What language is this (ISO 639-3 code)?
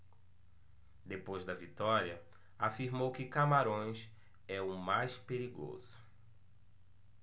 por